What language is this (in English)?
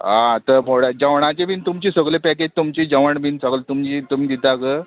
Konkani